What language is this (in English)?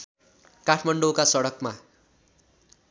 Nepali